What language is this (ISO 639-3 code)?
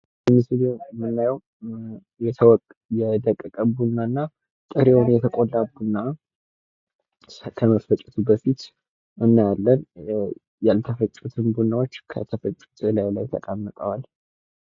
amh